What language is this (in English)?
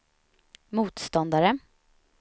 Swedish